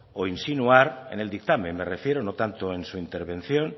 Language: Spanish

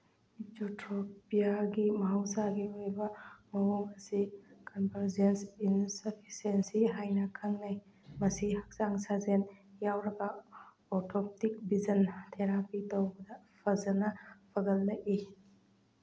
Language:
Manipuri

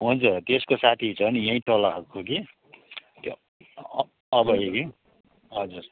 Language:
Nepali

